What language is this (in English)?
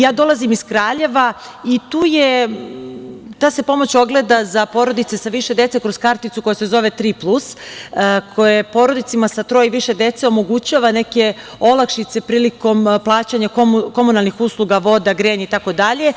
Serbian